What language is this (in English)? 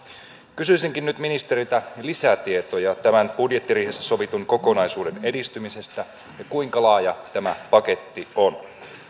Finnish